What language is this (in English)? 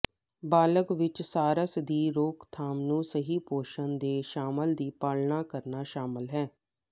Punjabi